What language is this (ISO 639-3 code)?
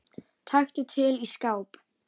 isl